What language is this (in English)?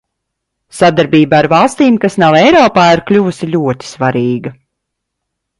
Latvian